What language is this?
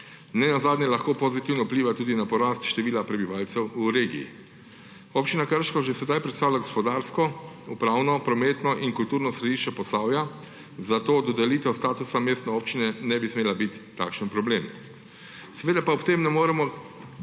Slovenian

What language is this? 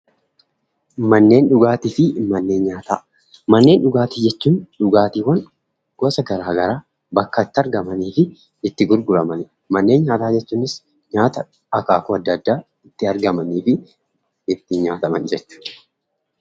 Oromo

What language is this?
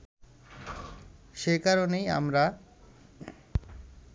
Bangla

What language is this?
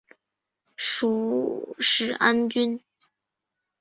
Chinese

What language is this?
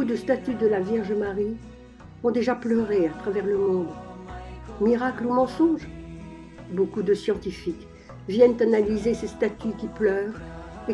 French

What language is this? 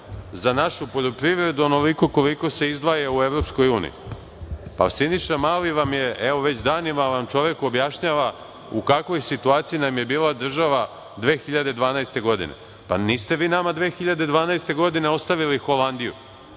Serbian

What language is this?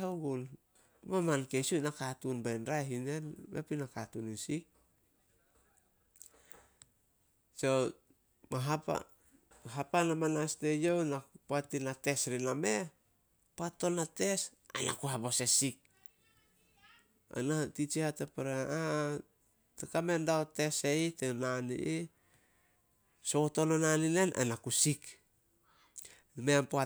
Solos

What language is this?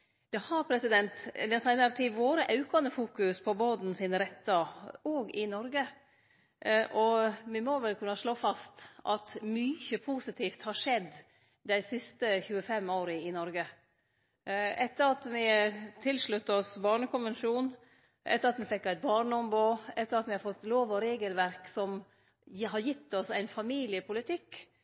Norwegian Nynorsk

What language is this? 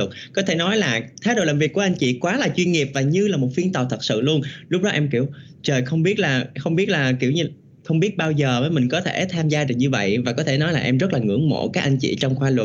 Vietnamese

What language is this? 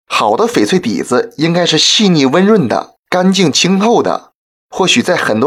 Chinese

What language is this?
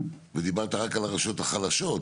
Hebrew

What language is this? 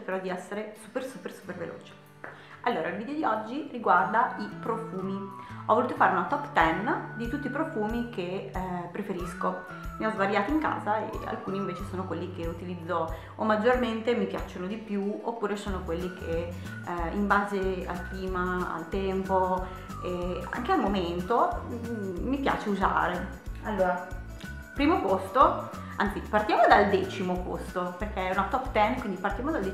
Italian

